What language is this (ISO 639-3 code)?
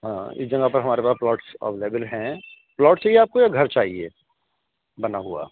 urd